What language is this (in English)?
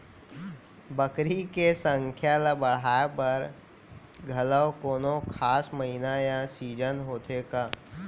Chhattisgarhi